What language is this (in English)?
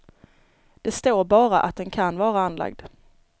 Swedish